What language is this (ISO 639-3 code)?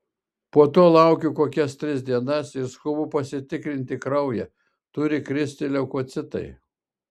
lit